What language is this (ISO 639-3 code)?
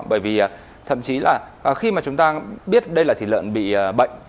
vie